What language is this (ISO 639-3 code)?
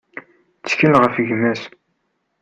kab